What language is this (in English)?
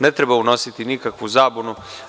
Serbian